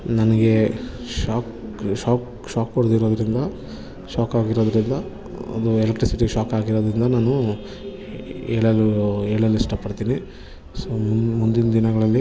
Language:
Kannada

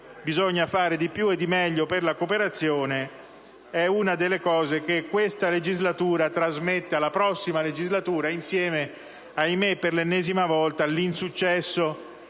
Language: Italian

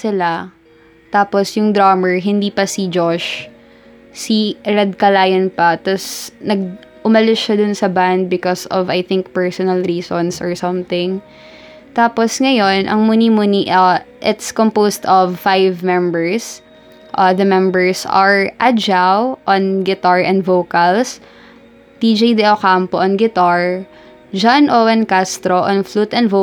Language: Filipino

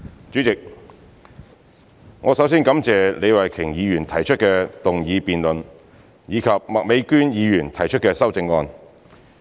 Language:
Cantonese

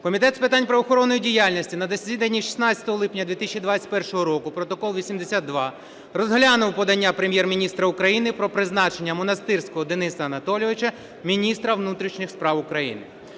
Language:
Ukrainian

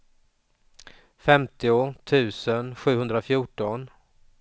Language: Swedish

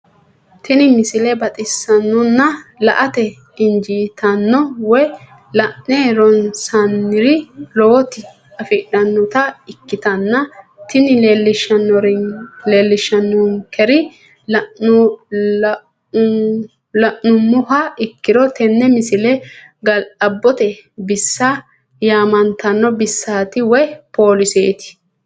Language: Sidamo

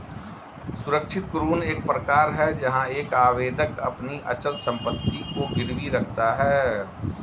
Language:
Hindi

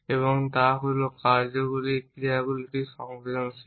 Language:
Bangla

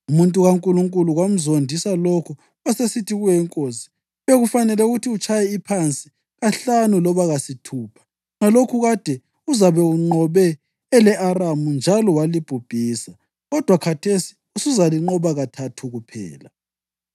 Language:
North Ndebele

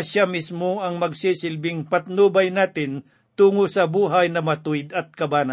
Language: Filipino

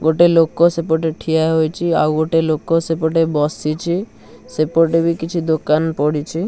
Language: Odia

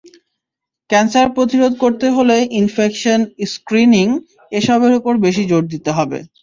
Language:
Bangla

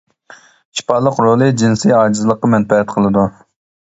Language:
Uyghur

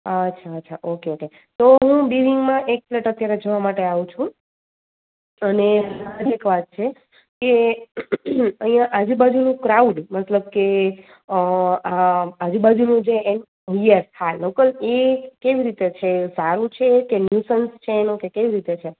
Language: Gujarati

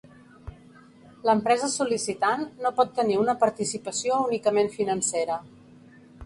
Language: Catalan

